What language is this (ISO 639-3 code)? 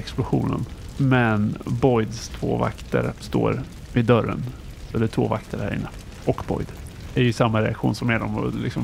swe